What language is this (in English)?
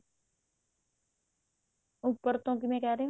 Punjabi